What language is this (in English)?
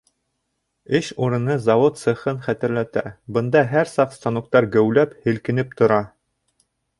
Bashkir